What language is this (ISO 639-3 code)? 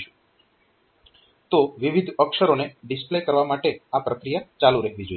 guj